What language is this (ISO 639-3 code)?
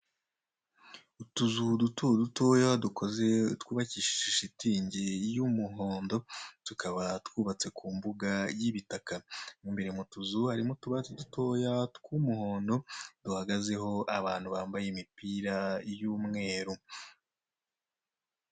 kin